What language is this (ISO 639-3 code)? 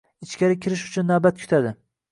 uzb